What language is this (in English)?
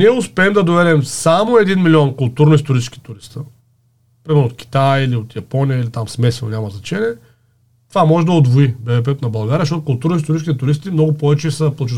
Bulgarian